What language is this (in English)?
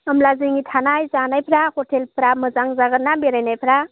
Bodo